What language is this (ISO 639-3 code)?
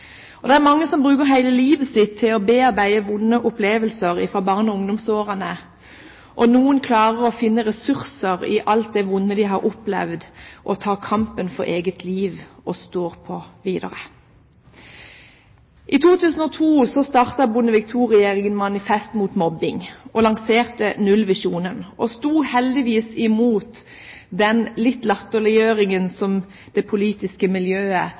nob